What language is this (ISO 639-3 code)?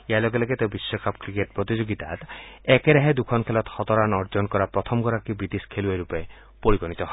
asm